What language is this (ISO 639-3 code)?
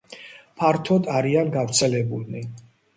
kat